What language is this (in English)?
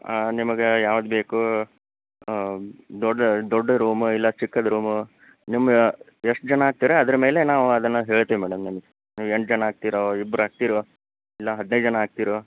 Kannada